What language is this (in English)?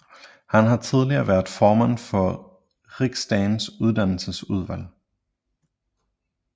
Danish